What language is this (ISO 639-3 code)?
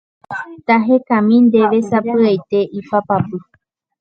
grn